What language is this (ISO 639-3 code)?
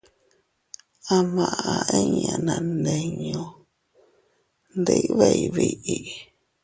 cut